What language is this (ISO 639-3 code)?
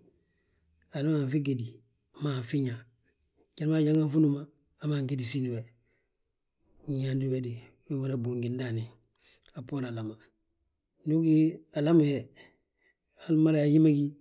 bjt